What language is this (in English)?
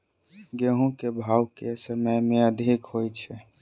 Maithili